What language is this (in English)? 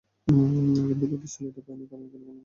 Bangla